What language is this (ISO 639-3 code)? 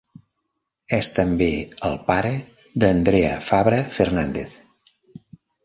cat